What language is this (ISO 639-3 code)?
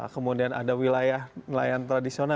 ind